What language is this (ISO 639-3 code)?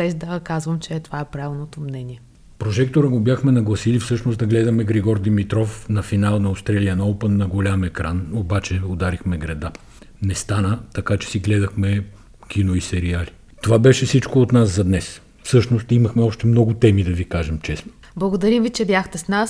bul